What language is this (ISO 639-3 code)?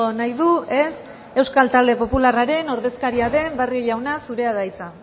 eus